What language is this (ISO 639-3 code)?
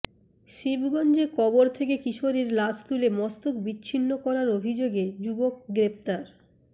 ben